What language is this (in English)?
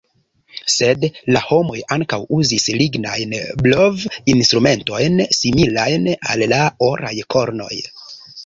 Esperanto